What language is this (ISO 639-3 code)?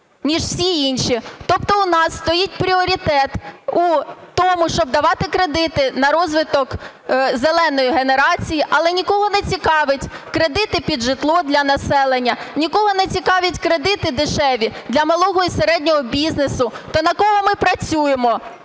ukr